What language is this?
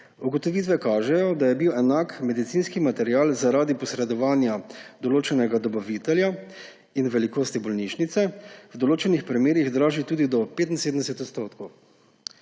Slovenian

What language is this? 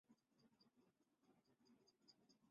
Chinese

